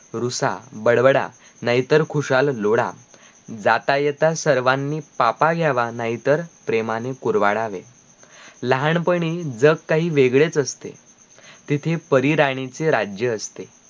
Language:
Marathi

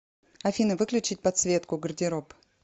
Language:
Russian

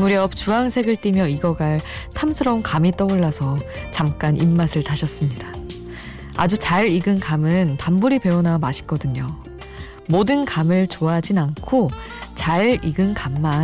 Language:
Korean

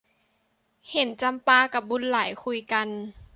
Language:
Thai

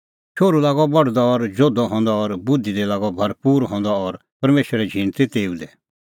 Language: Kullu Pahari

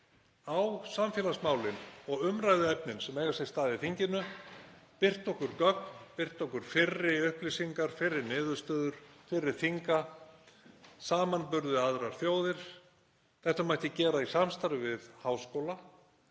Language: Icelandic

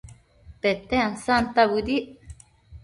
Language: Matsés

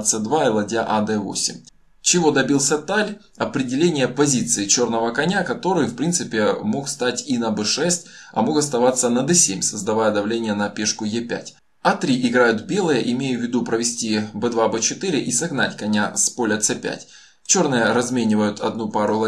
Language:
Russian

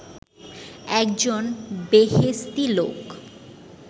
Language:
Bangla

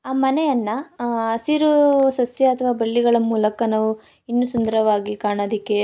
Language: Kannada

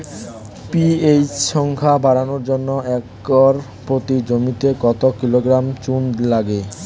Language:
Bangla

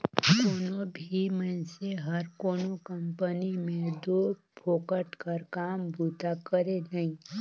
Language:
Chhattisgarhi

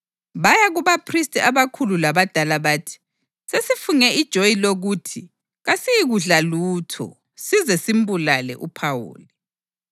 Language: North Ndebele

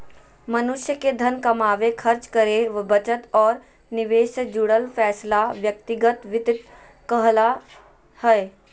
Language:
Magahi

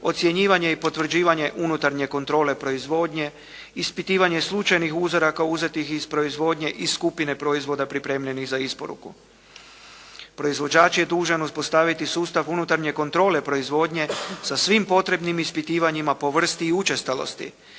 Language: Croatian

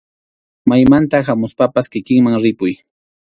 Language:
Arequipa-La Unión Quechua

